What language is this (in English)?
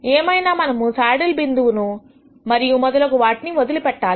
Telugu